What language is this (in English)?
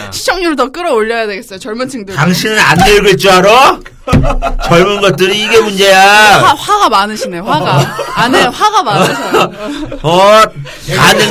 Korean